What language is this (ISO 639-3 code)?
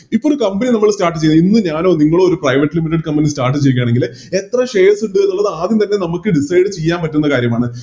mal